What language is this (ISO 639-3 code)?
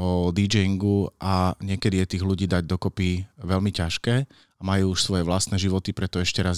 slk